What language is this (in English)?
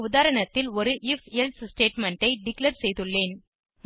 Tamil